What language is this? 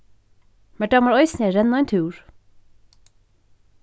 Faroese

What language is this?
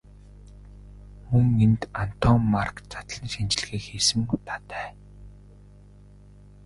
Mongolian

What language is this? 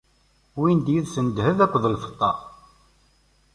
Kabyle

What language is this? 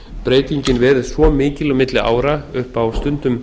Icelandic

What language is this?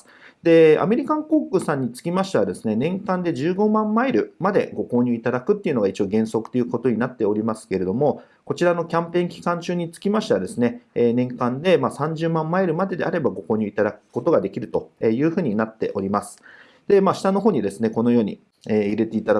Japanese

